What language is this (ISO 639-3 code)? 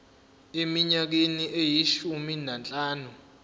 zul